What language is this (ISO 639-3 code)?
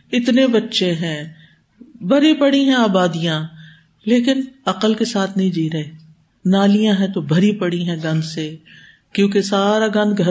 urd